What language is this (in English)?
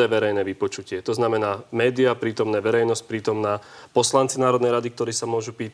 Slovak